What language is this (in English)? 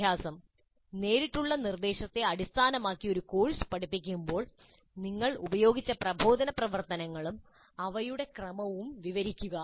Malayalam